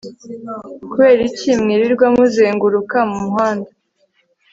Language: Kinyarwanda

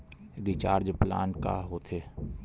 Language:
Chhattisgarhi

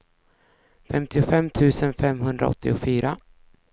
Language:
Swedish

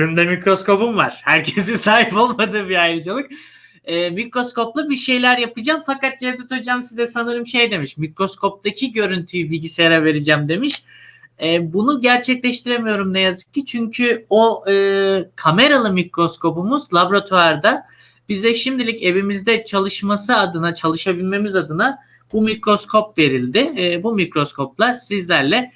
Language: Turkish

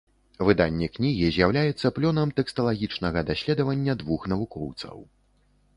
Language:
Belarusian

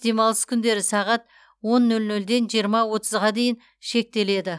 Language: Kazakh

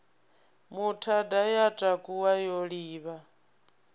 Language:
Venda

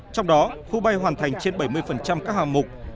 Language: Vietnamese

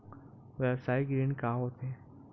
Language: Chhattisgarhi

